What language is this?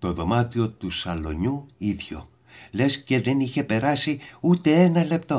Greek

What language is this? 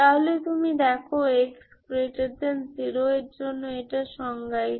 Bangla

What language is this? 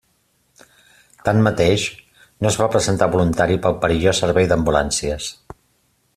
Catalan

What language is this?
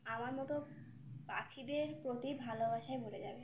Bangla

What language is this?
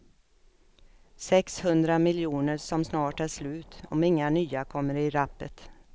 Swedish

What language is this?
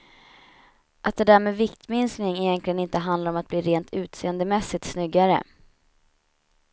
Swedish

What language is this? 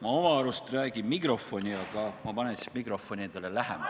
Estonian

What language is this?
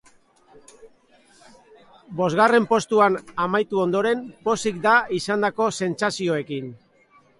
Basque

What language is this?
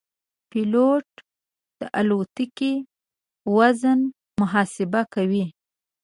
Pashto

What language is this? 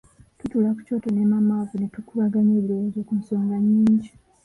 Ganda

